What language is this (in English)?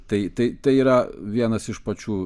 Lithuanian